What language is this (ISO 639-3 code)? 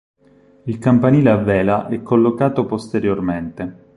ita